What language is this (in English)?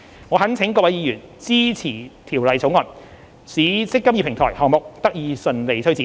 Cantonese